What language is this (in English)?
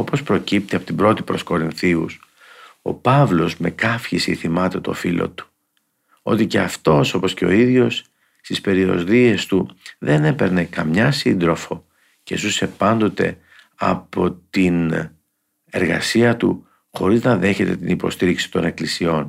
Greek